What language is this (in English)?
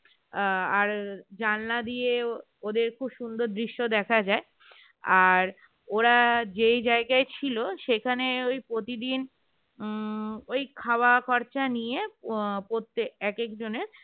Bangla